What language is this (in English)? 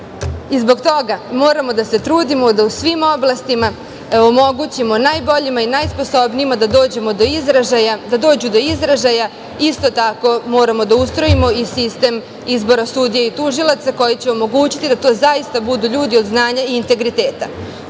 Serbian